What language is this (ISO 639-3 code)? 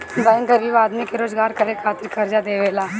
bho